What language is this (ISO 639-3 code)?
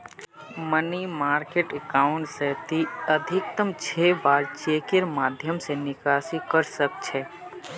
mag